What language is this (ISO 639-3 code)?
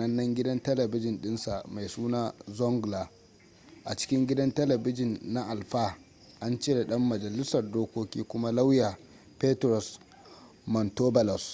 hau